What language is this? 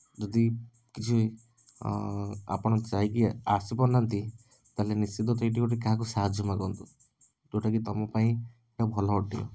Odia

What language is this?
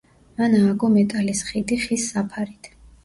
Georgian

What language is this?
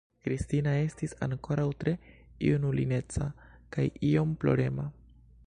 Esperanto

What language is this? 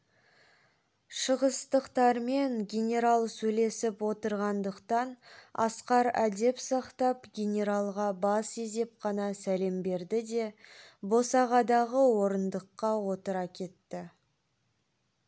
Kazakh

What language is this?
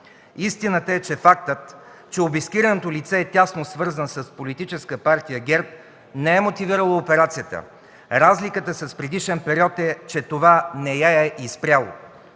Bulgarian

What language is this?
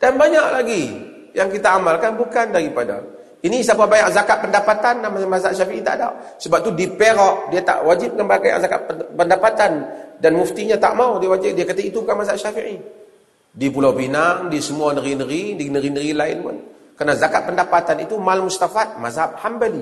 Malay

